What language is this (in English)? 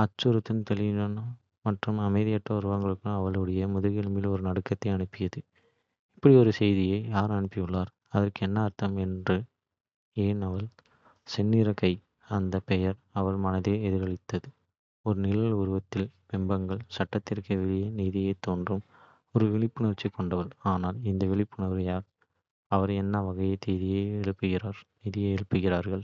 Kota (India)